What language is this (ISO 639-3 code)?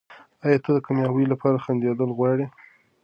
pus